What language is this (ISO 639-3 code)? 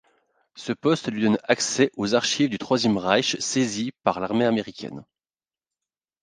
fra